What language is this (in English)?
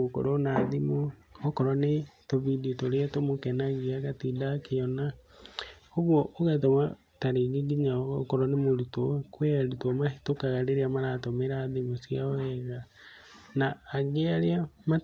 Kikuyu